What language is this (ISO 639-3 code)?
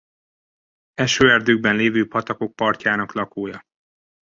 hun